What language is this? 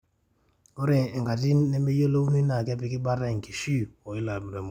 Masai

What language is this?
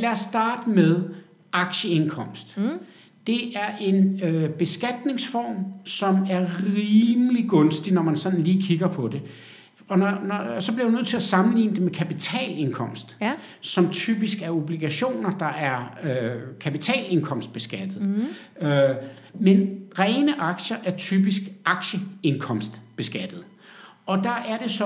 Danish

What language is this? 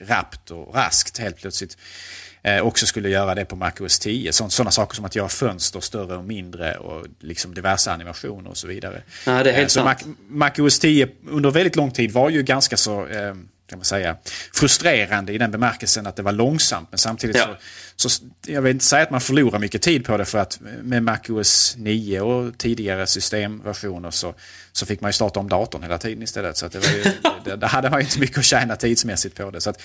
Swedish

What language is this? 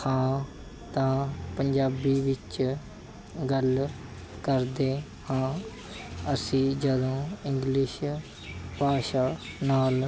Punjabi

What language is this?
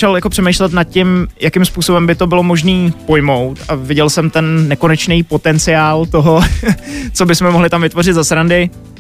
Czech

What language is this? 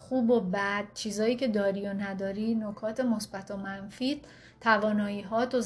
Persian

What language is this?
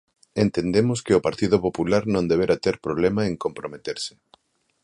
Galician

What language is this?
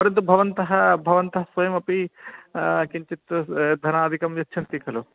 Sanskrit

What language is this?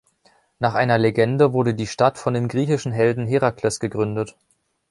German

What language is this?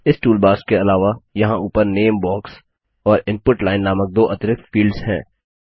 Hindi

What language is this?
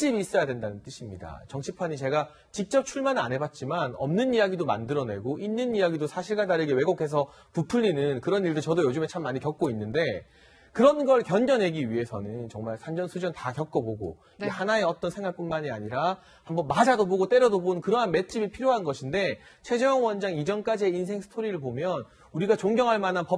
Korean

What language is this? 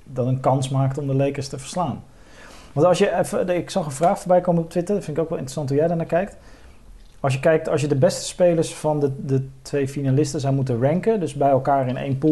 Dutch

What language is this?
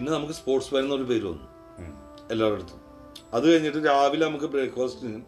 Malayalam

